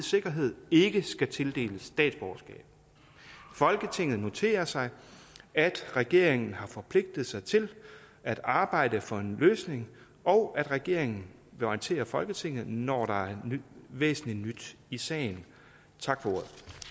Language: Danish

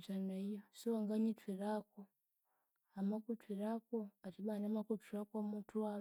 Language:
Konzo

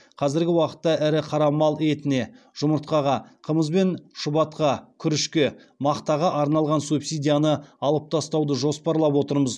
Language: Kazakh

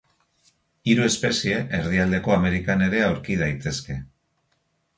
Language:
Basque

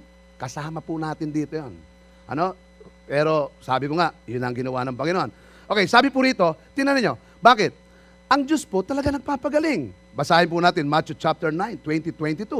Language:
Filipino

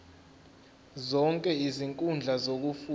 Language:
Zulu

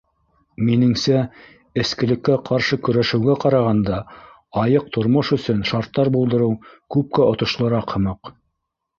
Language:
Bashkir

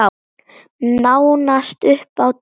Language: Icelandic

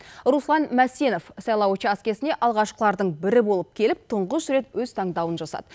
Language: Kazakh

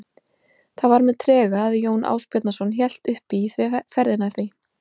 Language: Icelandic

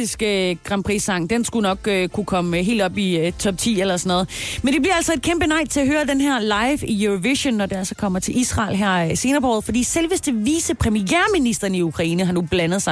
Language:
Danish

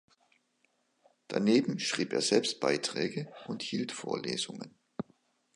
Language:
German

